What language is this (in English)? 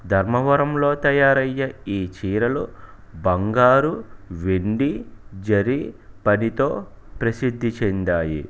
Telugu